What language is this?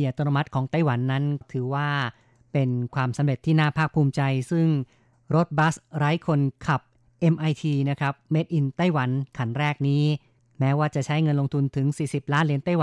Thai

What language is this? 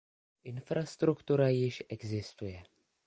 Czech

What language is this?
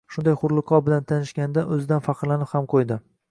Uzbek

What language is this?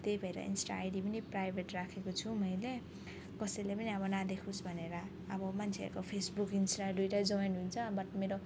Nepali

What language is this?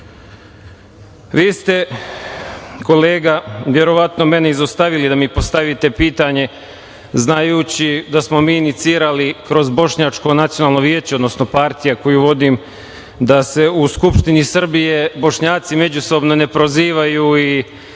Serbian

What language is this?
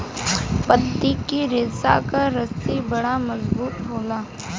Bhojpuri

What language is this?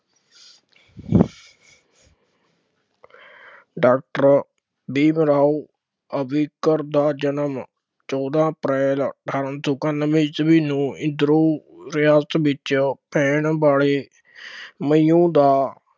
Punjabi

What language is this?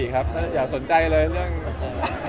Thai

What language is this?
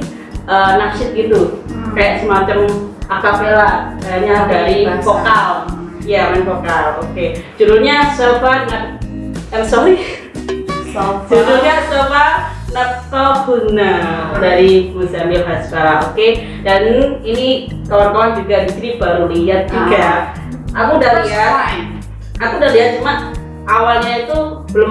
Indonesian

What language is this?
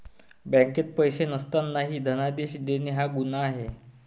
Marathi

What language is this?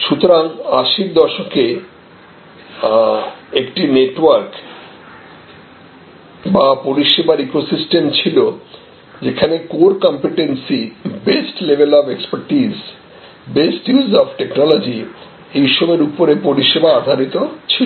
Bangla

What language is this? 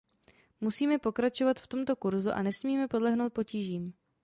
Czech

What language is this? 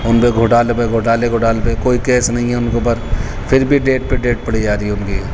Urdu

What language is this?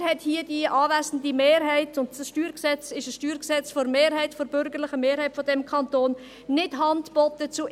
Swiss German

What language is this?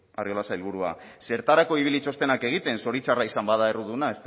Basque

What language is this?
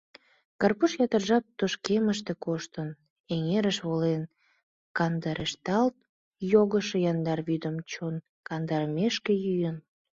Mari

